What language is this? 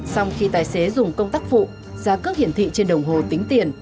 Vietnamese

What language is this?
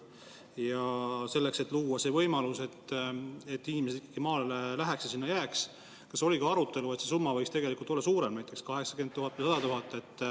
Estonian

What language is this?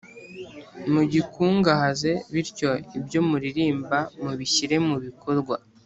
Kinyarwanda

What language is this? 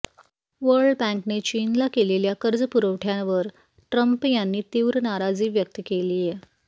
Marathi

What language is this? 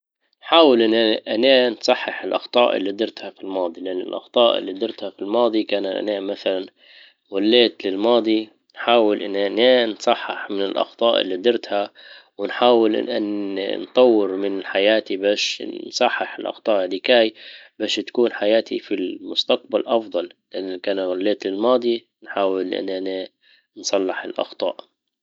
Libyan Arabic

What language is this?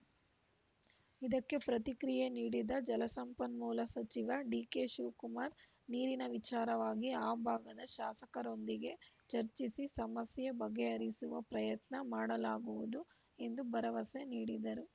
Kannada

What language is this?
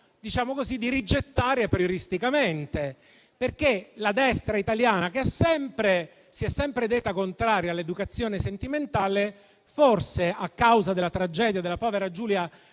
Italian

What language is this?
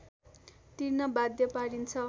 Nepali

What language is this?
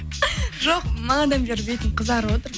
Kazakh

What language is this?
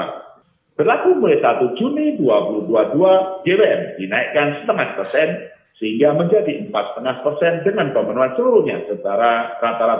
Indonesian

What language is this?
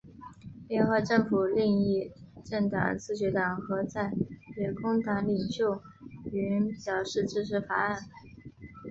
Chinese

